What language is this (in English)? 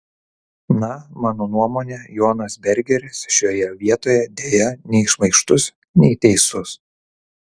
Lithuanian